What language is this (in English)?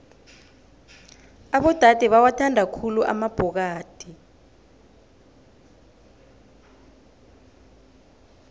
South Ndebele